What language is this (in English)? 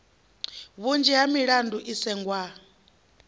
Venda